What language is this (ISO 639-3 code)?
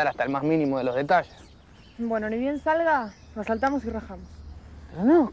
spa